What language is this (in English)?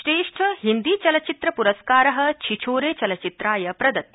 Sanskrit